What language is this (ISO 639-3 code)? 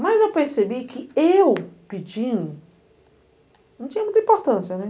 por